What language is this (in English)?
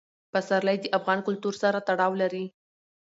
Pashto